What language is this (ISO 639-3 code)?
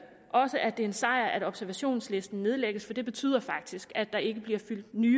dan